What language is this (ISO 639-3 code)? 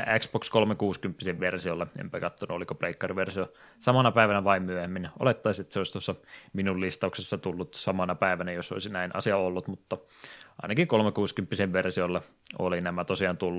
fin